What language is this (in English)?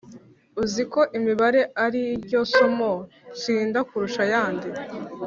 Kinyarwanda